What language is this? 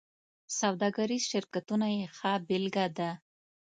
Pashto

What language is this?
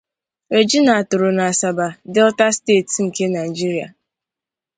Igbo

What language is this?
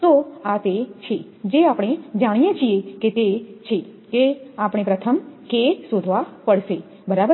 Gujarati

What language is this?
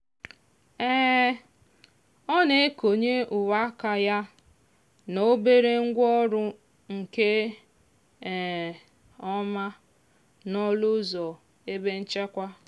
Igbo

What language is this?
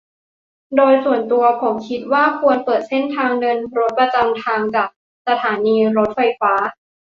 Thai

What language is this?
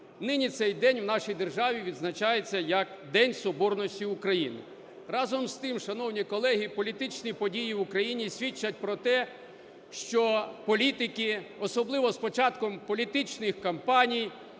Ukrainian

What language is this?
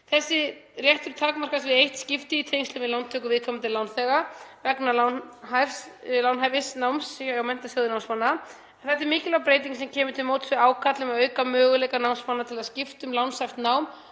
Icelandic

